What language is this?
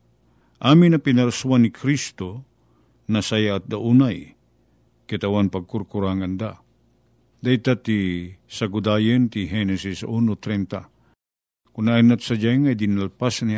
Filipino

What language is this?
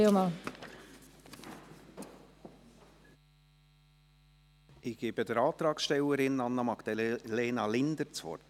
Swiss German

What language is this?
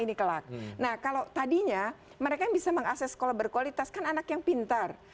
Indonesian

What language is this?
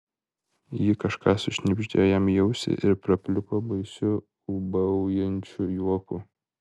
Lithuanian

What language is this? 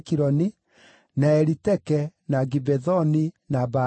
Kikuyu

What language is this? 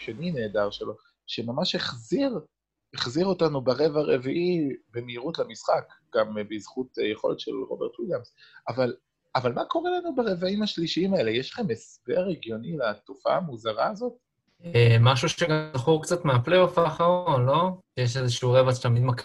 Hebrew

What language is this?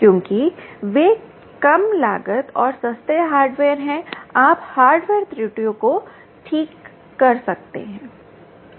Hindi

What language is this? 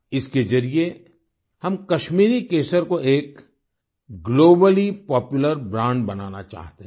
Hindi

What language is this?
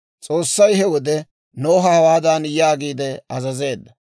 Dawro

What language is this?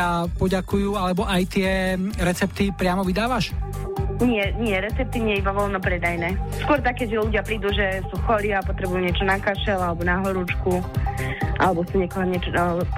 Slovak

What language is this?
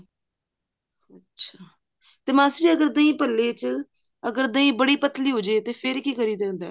Punjabi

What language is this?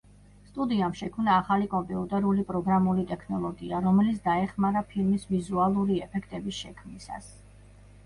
Georgian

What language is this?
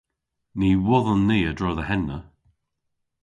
Cornish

